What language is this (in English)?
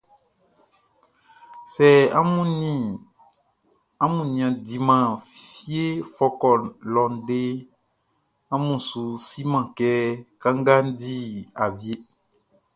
Baoulé